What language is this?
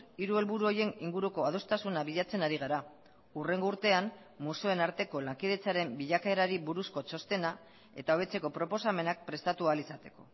Basque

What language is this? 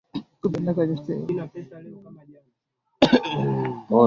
Swahili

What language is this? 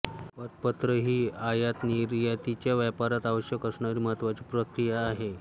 Marathi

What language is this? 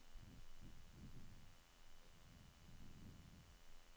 Norwegian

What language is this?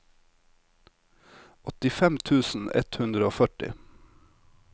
Norwegian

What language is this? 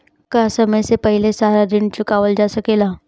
Bhojpuri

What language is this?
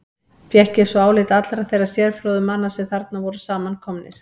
Icelandic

